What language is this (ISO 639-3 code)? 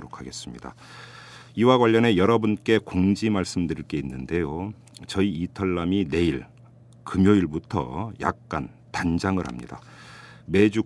kor